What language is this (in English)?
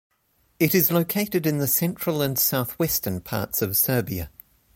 English